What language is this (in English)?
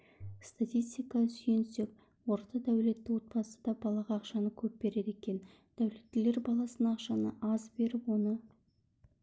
Kazakh